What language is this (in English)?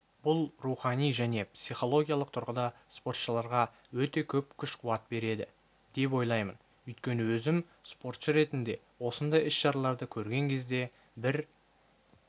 Kazakh